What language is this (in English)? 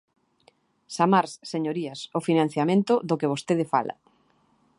Galician